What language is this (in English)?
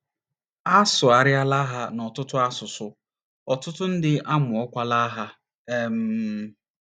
Igbo